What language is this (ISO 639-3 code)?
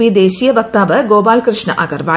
mal